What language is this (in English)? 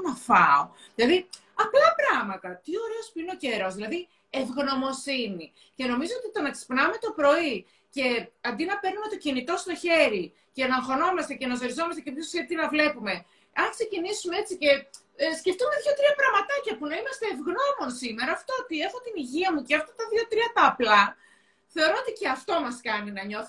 Greek